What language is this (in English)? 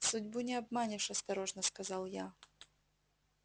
Russian